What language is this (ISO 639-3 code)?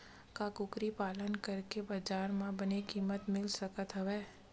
hne